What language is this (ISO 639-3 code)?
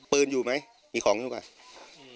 tha